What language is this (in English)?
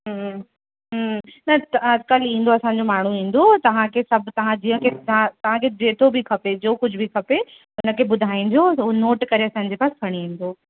Sindhi